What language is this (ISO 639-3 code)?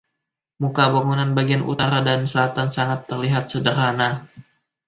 ind